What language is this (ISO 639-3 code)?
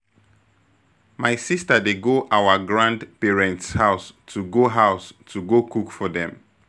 pcm